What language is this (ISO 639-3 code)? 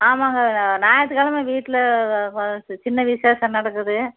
tam